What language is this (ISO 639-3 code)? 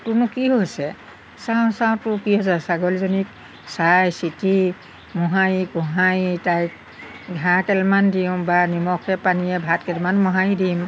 asm